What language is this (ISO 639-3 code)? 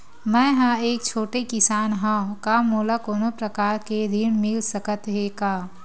hne